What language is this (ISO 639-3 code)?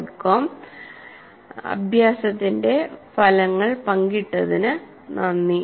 mal